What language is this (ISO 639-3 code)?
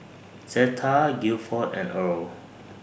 eng